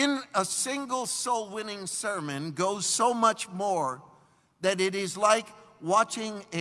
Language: English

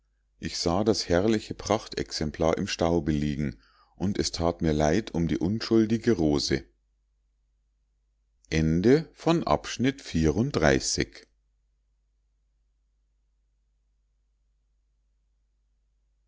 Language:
German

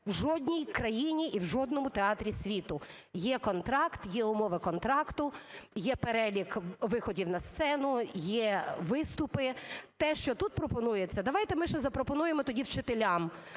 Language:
Ukrainian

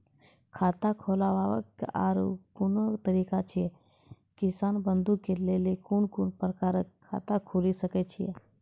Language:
Maithili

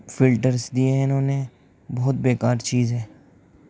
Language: Urdu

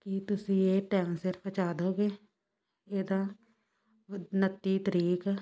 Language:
Punjabi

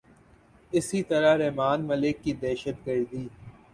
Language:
Urdu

